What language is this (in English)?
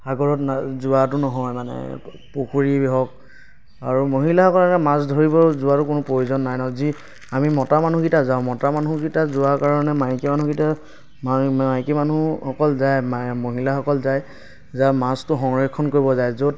Assamese